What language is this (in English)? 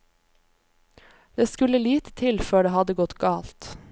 Norwegian